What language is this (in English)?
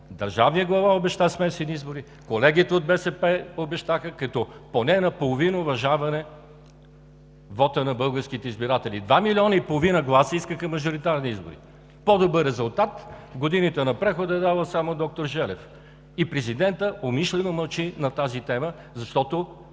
Bulgarian